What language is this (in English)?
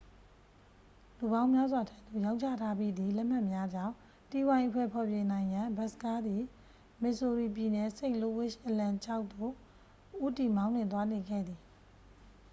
Burmese